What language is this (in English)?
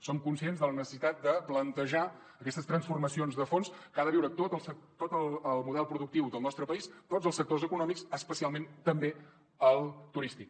Catalan